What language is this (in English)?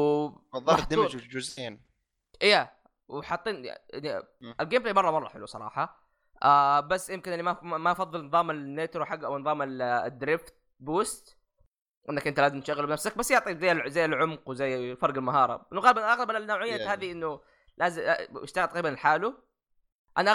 Arabic